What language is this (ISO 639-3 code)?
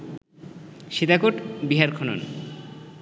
ben